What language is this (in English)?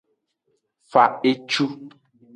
Aja (Benin)